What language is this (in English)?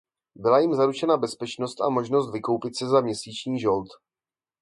Czech